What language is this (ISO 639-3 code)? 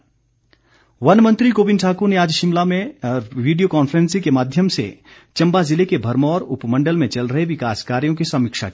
hin